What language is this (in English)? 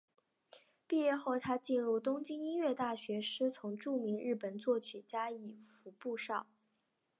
Chinese